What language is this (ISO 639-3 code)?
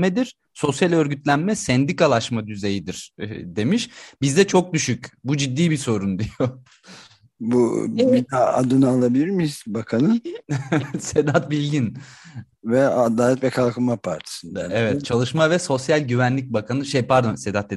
tur